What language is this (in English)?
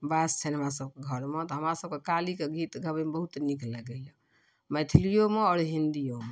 Maithili